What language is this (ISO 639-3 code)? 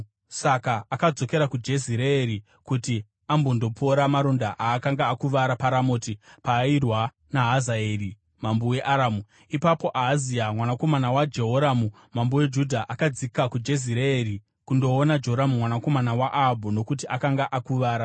sna